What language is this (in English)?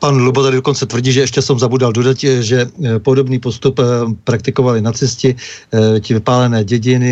Czech